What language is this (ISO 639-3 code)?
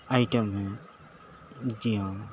urd